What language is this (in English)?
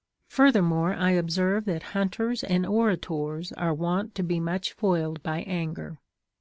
English